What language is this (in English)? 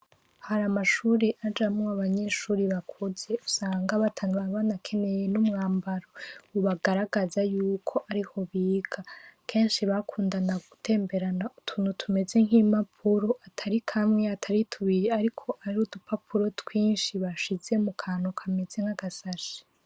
Rundi